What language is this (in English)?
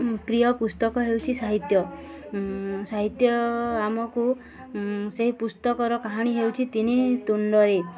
Odia